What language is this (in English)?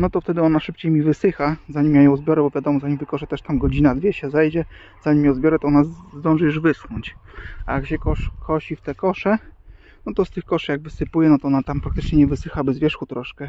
Polish